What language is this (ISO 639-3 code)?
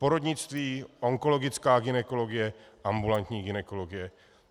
ces